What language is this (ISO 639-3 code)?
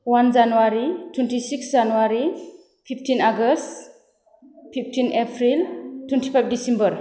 brx